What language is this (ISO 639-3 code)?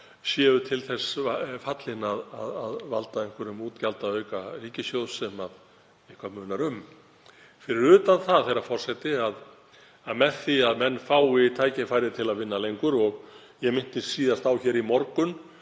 isl